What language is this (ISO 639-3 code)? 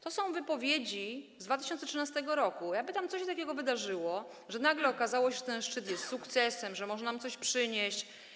pol